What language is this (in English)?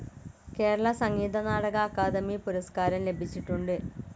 Malayalam